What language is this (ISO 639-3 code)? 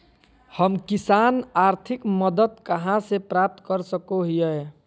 mag